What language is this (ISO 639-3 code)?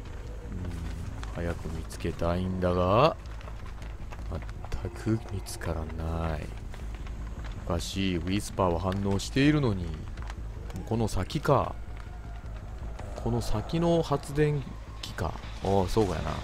jpn